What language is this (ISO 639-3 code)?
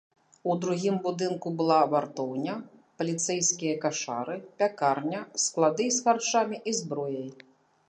bel